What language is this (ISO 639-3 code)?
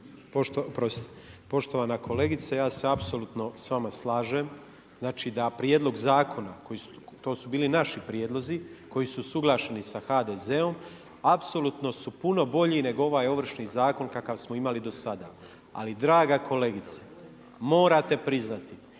hrv